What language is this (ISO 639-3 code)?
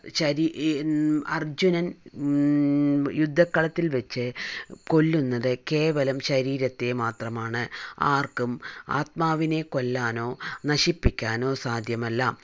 mal